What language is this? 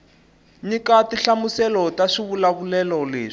Tsonga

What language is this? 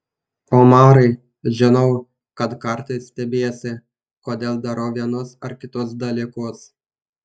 Lithuanian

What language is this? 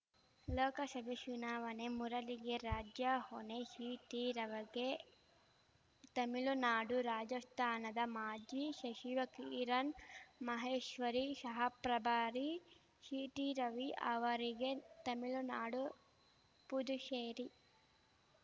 Kannada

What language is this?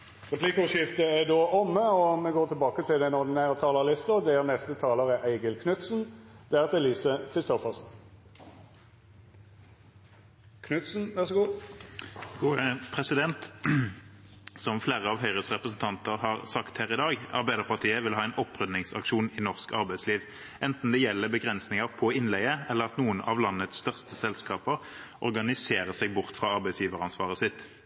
Norwegian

